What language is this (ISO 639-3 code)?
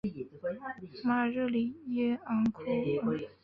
zho